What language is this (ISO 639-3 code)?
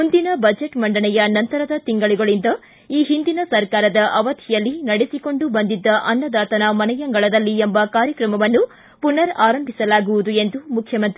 kan